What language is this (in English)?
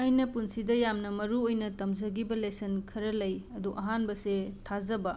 Manipuri